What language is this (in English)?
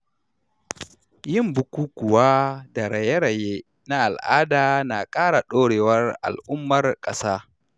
Hausa